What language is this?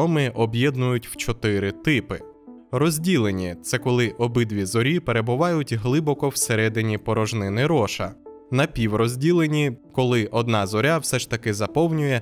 Ukrainian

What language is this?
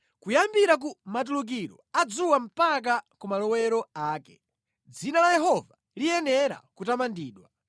Nyanja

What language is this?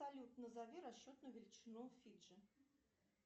Russian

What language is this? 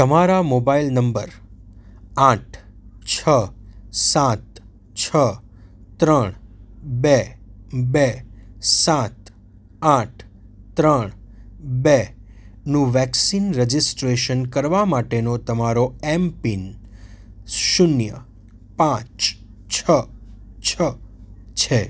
Gujarati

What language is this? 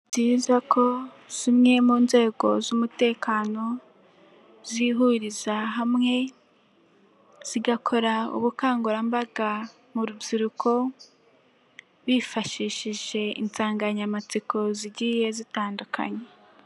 Kinyarwanda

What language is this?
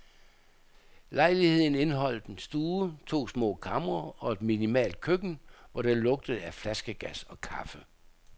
Danish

